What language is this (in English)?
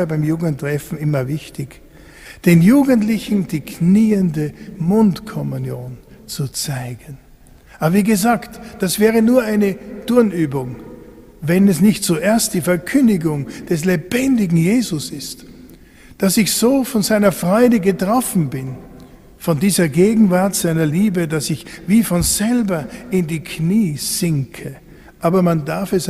German